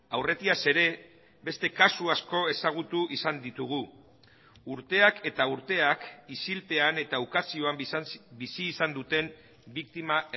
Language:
Basque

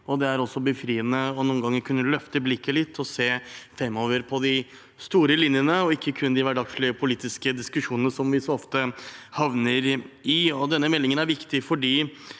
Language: Norwegian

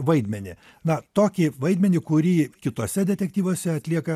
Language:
Lithuanian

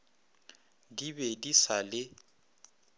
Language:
Northern Sotho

